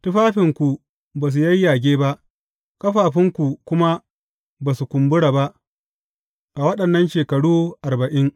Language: Hausa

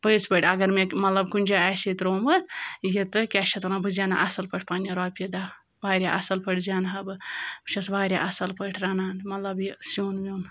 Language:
Kashmiri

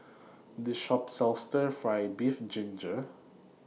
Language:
English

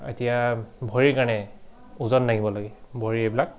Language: Assamese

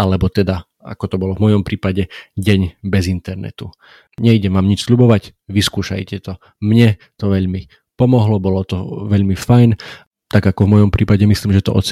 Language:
Slovak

